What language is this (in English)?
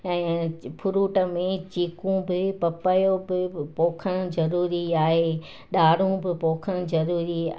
Sindhi